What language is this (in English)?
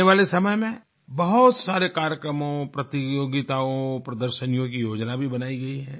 Hindi